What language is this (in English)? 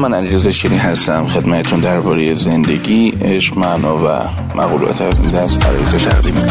Persian